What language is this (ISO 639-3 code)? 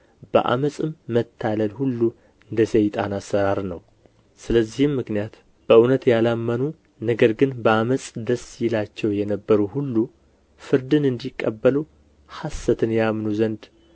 amh